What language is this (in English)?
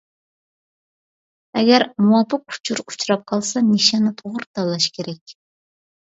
Uyghur